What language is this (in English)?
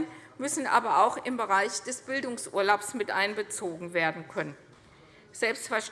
German